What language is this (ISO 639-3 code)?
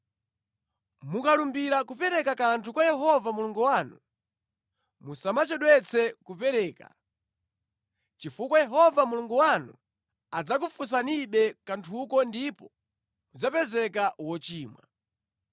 nya